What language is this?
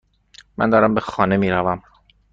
Persian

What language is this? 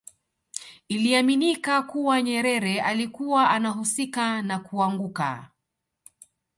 Swahili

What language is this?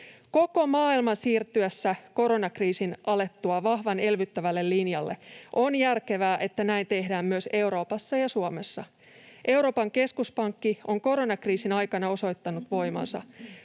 Finnish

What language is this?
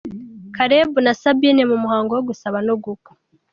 Kinyarwanda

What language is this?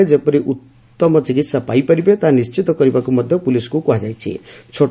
Odia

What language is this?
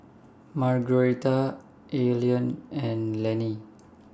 English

